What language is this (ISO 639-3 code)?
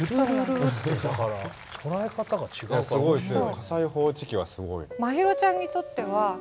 jpn